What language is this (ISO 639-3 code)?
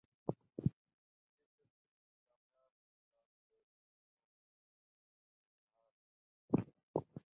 urd